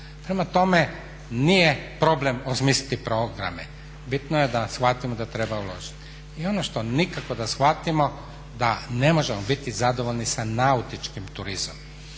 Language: Croatian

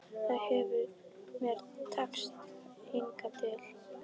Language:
Icelandic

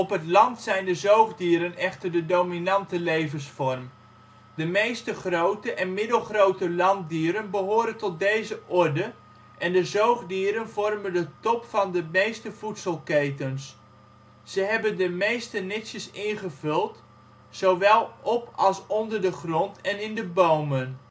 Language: Dutch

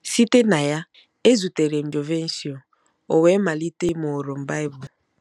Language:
Igbo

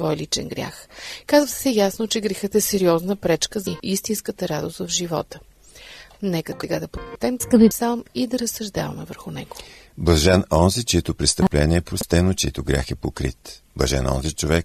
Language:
Bulgarian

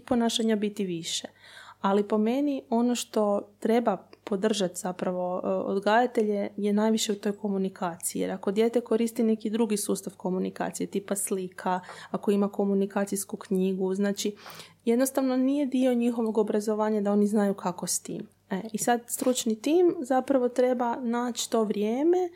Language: Croatian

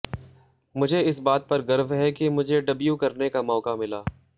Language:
Hindi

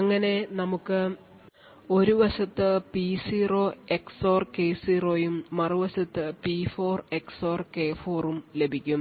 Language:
Malayalam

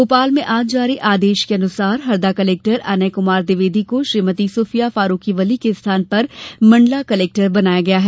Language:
Hindi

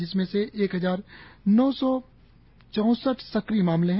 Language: Hindi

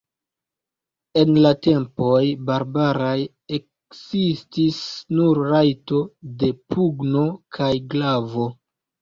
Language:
Esperanto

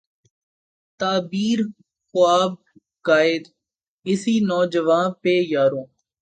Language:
Urdu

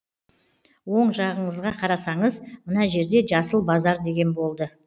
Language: Kazakh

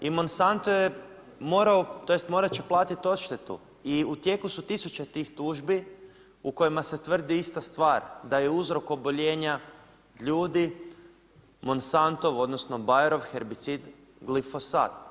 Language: Croatian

